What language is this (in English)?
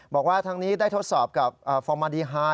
Thai